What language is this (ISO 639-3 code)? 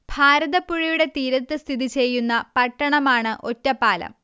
mal